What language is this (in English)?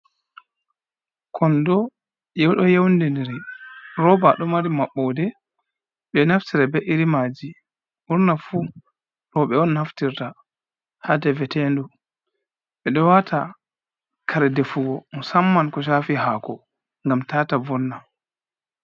Fula